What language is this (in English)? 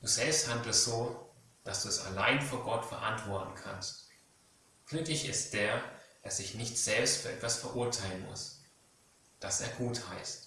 German